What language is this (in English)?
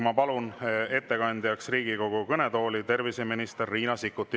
Estonian